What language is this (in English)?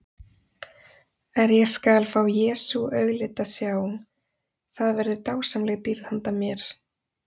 Icelandic